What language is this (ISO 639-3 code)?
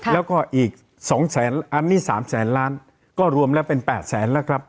tha